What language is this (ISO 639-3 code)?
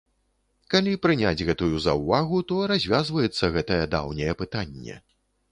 bel